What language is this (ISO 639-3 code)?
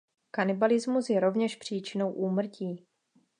ces